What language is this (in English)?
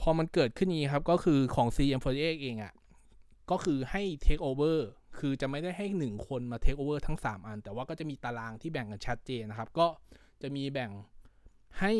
Thai